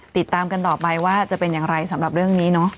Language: Thai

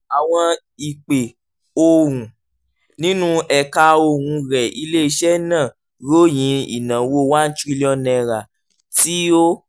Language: Yoruba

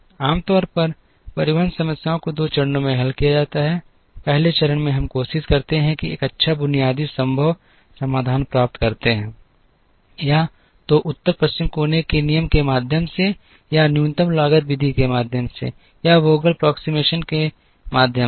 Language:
Hindi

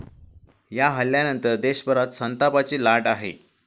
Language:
Marathi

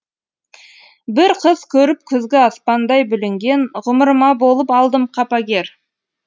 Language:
Kazakh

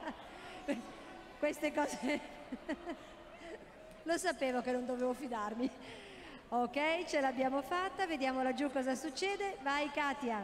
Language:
Italian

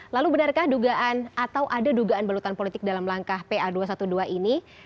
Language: Indonesian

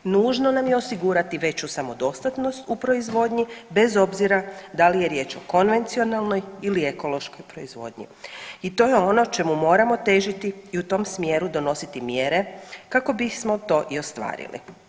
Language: Croatian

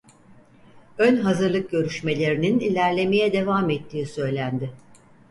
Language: Turkish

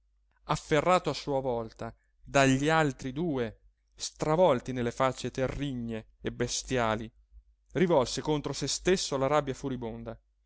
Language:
Italian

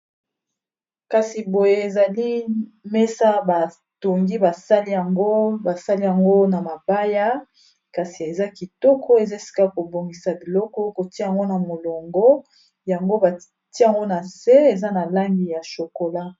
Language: Lingala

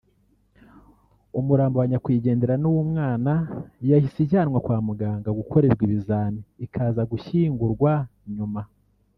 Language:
Kinyarwanda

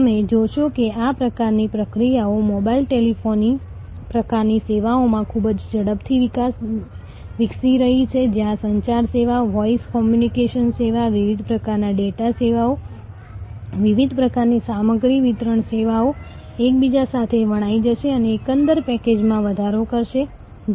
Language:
Gujarati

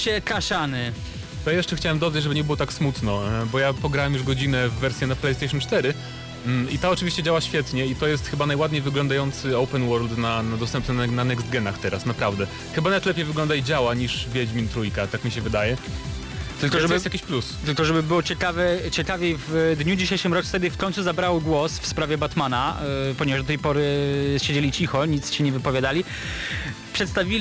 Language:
Polish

